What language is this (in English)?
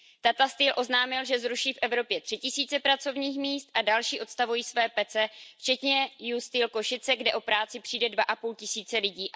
Czech